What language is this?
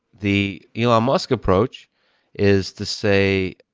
English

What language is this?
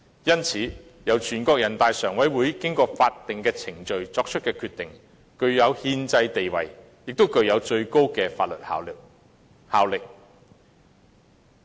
Cantonese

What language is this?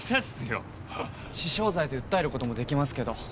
Japanese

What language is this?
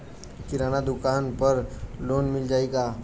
Bhojpuri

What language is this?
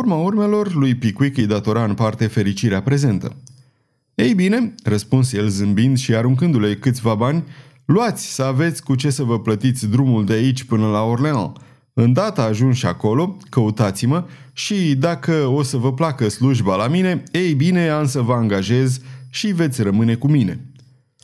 Romanian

